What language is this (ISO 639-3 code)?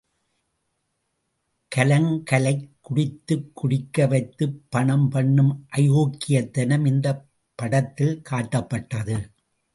tam